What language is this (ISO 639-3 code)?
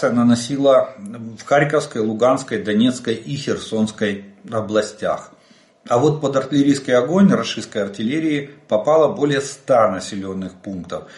rus